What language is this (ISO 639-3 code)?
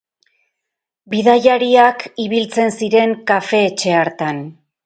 eus